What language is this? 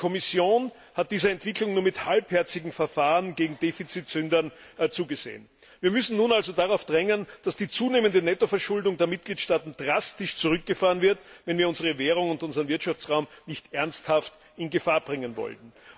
German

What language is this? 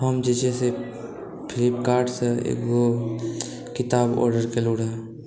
Maithili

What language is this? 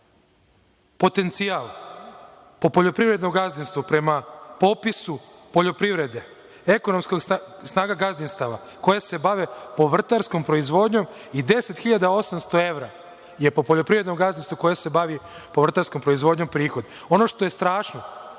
Serbian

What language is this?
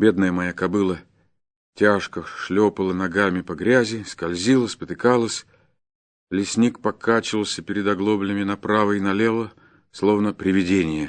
Russian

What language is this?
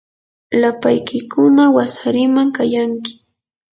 Yanahuanca Pasco Quechua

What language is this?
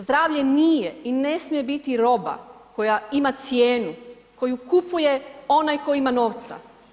Croatian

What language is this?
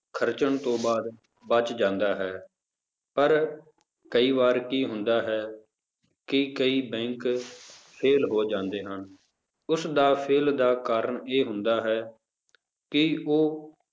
Punjabi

